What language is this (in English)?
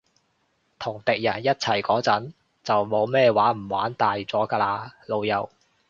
Cantonese